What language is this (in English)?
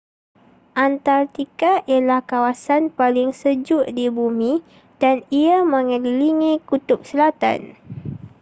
Malay